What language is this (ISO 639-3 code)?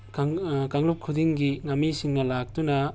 mni